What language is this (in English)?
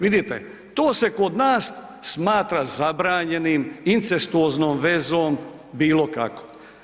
Croatian